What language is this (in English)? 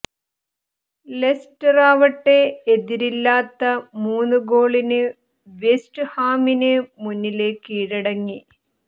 Malayalam